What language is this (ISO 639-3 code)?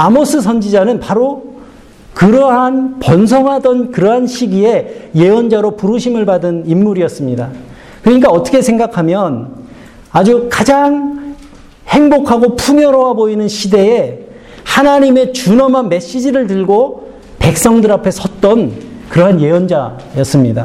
kor